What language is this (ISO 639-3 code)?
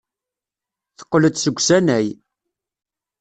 kab